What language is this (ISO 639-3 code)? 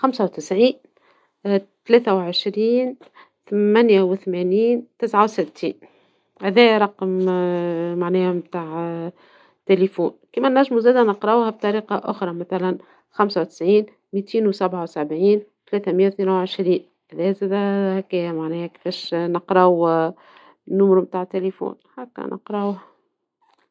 aeb